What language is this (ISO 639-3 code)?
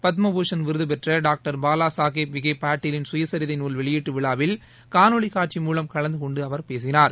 tam